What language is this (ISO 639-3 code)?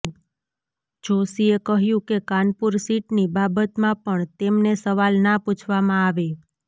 guj